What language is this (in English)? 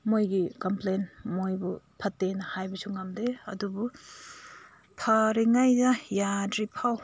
Manipuri